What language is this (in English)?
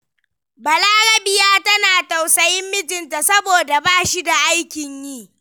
Hausa